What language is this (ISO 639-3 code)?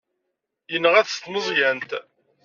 kab